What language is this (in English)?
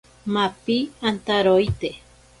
Ashéninka Perené